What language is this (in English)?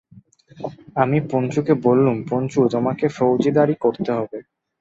Bangla